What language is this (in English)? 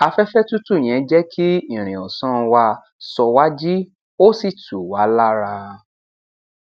Yoruba